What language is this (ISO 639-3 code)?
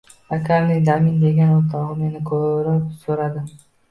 uzb